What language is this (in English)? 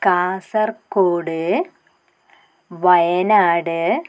Malayalam